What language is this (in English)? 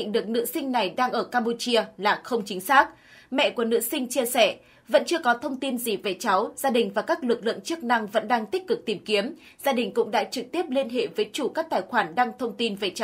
Vietnamese